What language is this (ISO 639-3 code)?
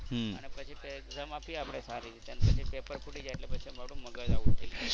guj